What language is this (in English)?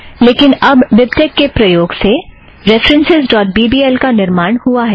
Hindi